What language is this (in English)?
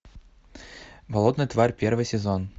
Russian